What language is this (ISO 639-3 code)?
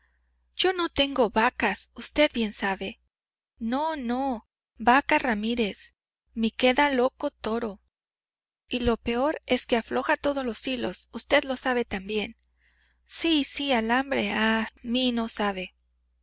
spa